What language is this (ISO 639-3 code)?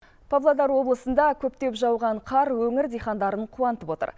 kaz